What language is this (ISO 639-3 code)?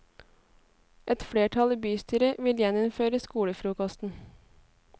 nor